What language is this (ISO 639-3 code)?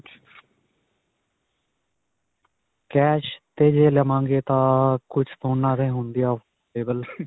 pan